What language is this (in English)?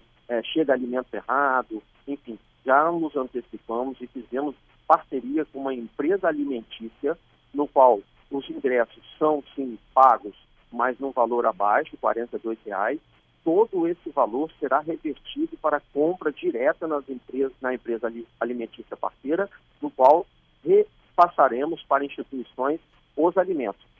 Portuguese